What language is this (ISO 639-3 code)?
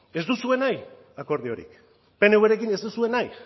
eus